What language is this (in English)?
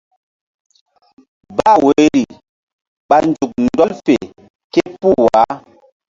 Mbum